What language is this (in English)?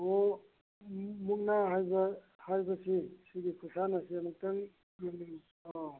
Manipuri